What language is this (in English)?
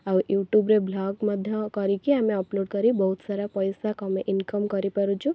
Odia